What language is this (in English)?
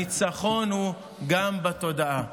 Hebrew